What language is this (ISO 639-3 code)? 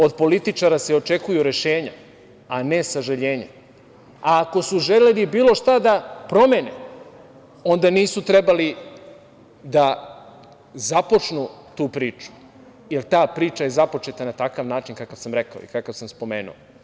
srp